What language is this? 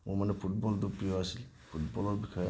Assamese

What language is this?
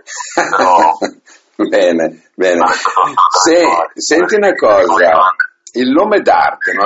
Italian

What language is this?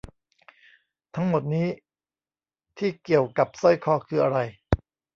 Thai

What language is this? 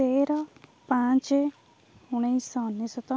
Odia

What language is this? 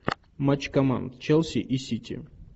Russian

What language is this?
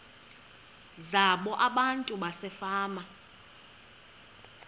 Xhosa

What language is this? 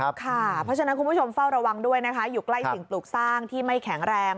Thai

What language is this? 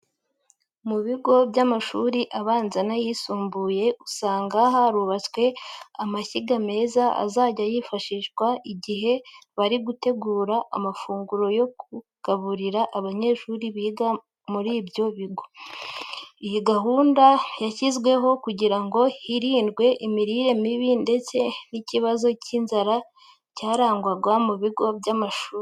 Kinyarwanda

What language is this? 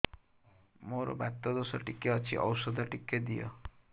Odia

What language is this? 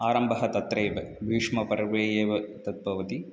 Sanskrit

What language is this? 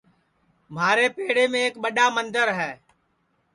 Sansi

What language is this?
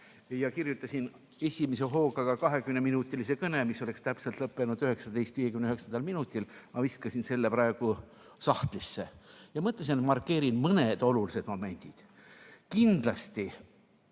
Estonian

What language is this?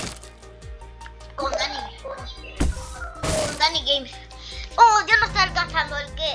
Spanish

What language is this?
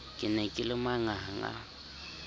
Southern Sotho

